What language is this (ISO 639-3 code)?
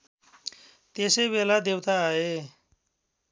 nep